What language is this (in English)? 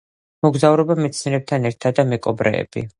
Georgian